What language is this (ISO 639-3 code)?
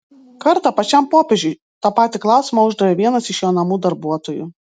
lit